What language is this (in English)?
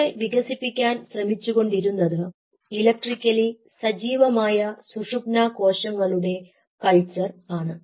Malayalam